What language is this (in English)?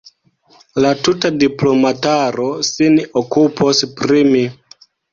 Esperanto